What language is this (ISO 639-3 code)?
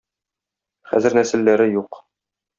tat